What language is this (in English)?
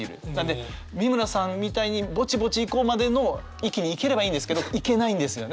Japanese